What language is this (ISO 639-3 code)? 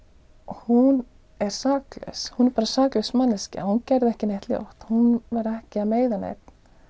isl